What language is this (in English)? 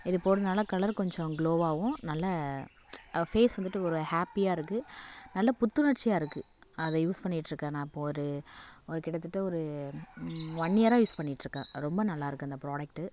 Tamil